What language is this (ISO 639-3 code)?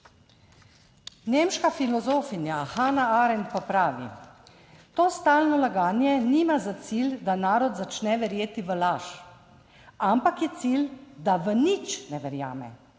slv